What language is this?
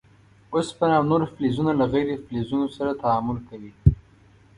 Pashto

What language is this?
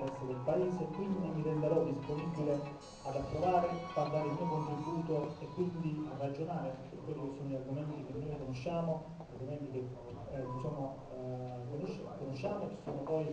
Italian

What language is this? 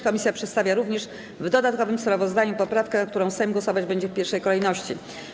Polish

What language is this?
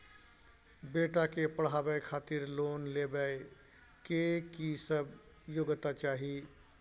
Maithili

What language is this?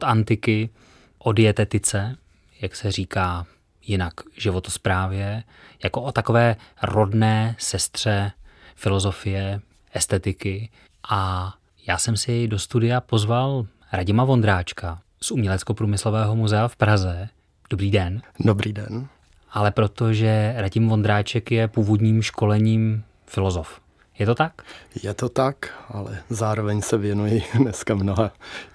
Czech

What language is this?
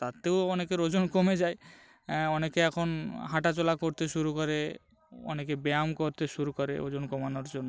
Bangla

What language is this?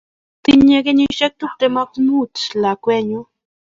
Kalenjin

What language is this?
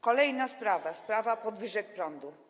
Polish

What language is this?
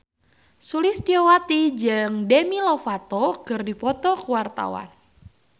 Sundanese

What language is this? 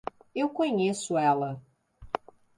Portuguese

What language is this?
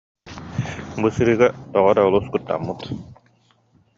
Yakut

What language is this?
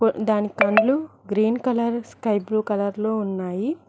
Telugu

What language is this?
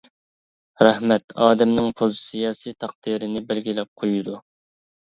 Uyghur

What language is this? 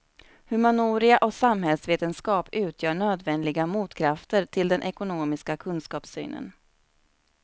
Swedish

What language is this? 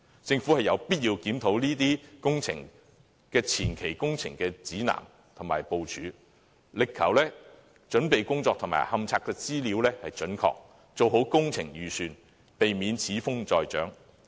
Cantonese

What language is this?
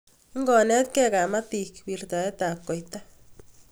Kalenjin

